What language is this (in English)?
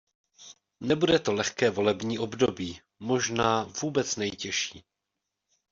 Czech